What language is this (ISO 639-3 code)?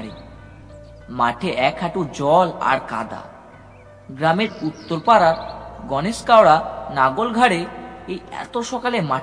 ben